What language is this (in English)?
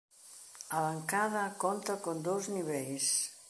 Galician